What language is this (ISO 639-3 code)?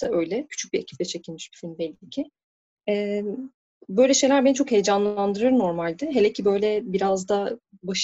tur